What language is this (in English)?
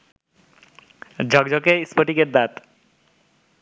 Bangla